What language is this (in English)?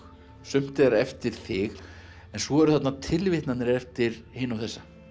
Icelandic